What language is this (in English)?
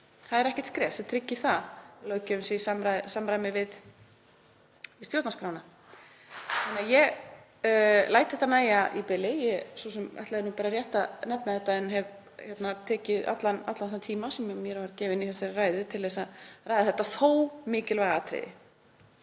Icelandic